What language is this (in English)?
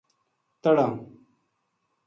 Gujari